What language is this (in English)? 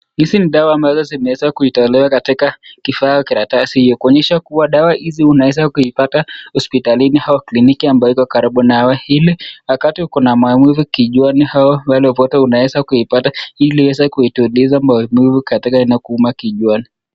Swahili